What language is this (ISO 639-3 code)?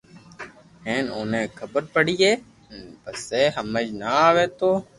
lrk